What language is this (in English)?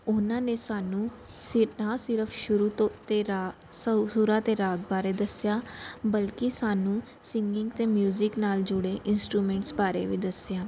Punjabi